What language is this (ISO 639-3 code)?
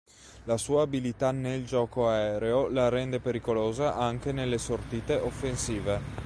ita